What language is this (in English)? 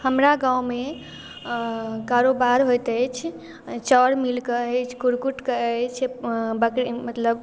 Maithili